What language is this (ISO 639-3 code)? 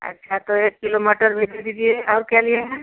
hin